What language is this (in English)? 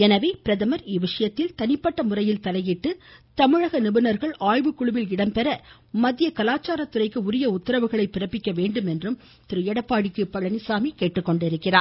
Tamil